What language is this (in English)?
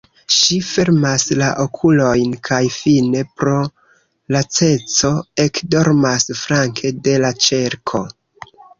Esperanto